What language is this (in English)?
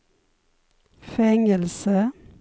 Swedish